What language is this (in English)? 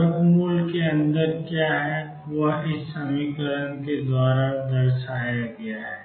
Hindi